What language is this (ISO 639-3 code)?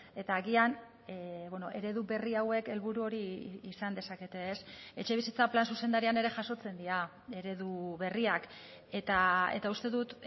eus